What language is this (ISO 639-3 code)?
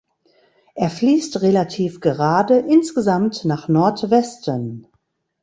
deu